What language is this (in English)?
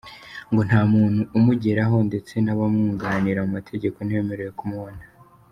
Kinyarwanda